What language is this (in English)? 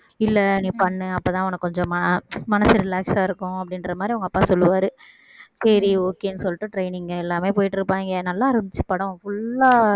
Tamil